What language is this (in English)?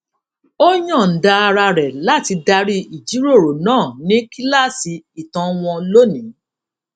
Yoruba